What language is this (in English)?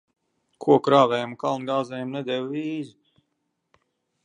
Latvian